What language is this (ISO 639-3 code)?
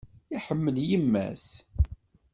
kab